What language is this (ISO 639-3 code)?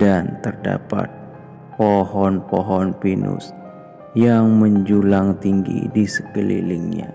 ind